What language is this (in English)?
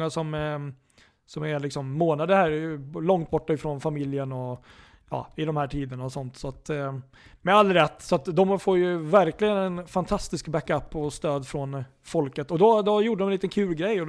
Swedish